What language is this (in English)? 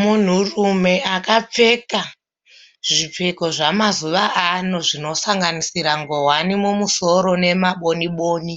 Shona